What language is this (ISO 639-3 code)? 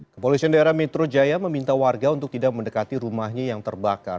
ind